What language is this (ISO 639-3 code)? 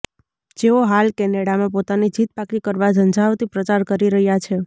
guj